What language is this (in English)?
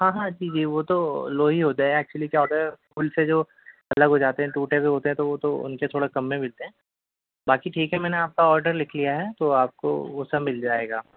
Urdu